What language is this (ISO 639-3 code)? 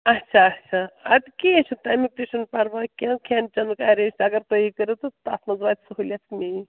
kas